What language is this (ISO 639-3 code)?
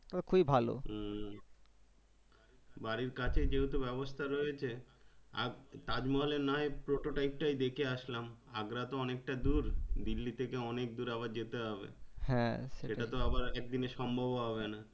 ben